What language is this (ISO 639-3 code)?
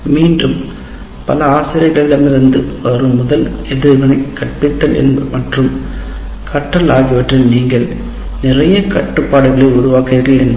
tam